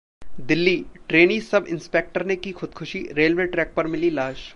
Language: Hindi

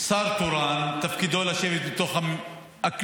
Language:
Hebrew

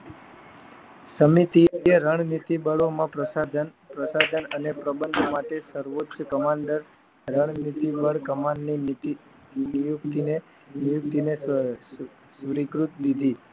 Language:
Gujarati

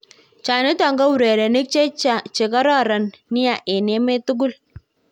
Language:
Kalenjin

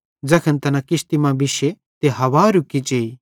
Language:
Bhadrawahi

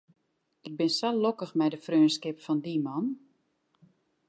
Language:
Western Frisian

